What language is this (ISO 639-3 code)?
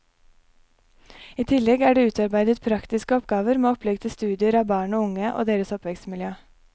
nor